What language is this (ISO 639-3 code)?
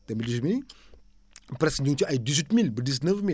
wol